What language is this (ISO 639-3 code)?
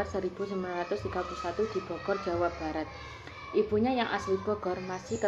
ind